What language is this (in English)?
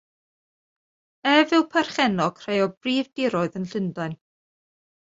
Welsh